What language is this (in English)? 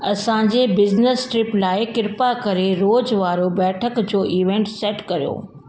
Sindhi